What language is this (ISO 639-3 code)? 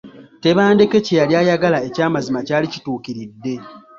lug